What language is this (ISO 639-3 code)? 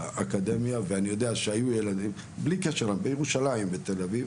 heb